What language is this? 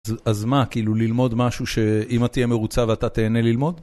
Hebrew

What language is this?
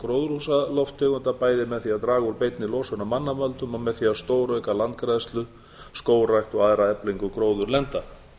Icelandic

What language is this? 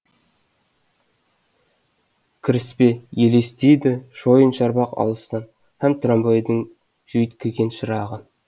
Kazakh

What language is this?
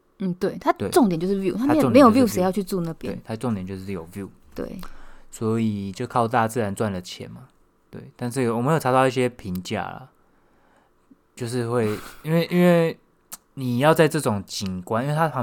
Chinese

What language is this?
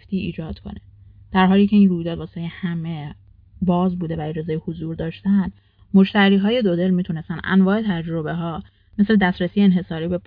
Persian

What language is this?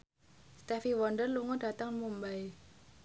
Javanese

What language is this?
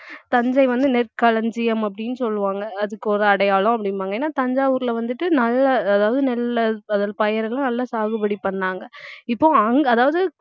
Tamil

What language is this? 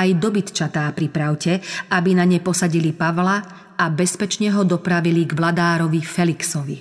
Slovak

